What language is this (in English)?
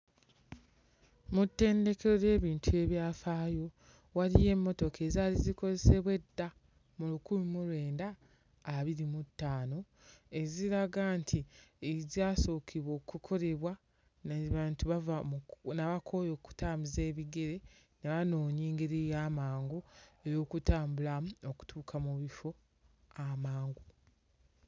Ganda